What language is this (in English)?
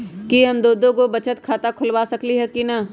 Magahi